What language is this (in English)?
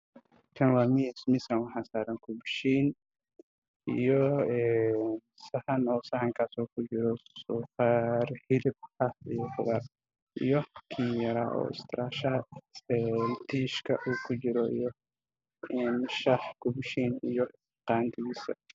Somali